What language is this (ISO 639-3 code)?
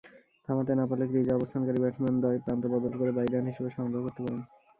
ben